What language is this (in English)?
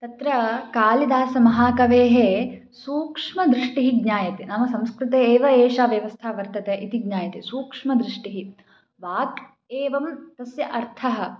Sanskrit